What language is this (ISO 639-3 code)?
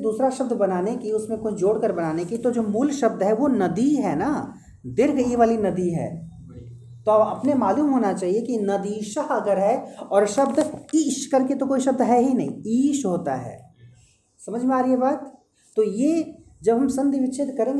hin